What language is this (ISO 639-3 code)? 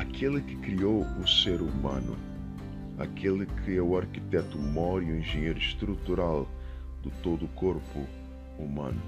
por